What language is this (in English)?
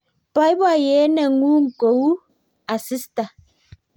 Kalenjin